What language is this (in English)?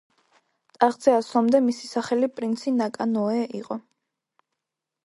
Georgian